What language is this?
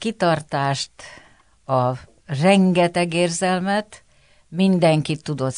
Hungarian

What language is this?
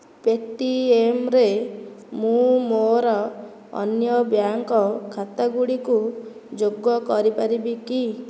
Odia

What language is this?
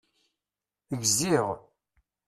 Kabyle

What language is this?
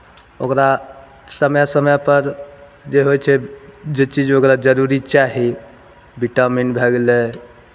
Maithili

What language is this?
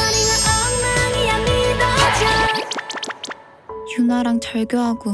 Korean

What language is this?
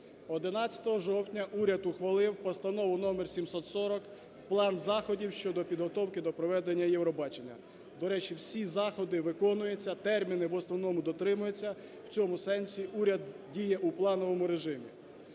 Ukrainian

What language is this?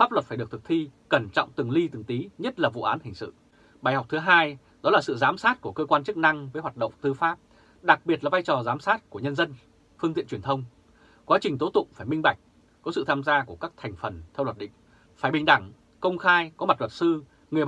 Vietnamese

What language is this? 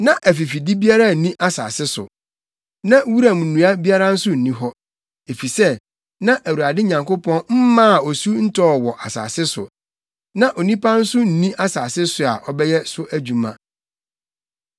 Akan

